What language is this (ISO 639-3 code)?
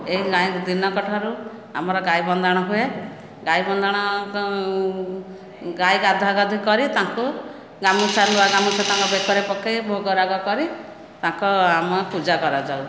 ori